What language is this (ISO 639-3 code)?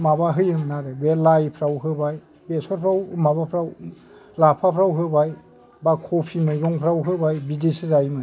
brx